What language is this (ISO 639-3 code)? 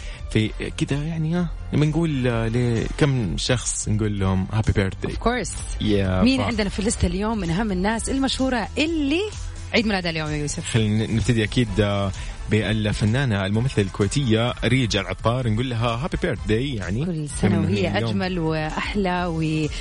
ara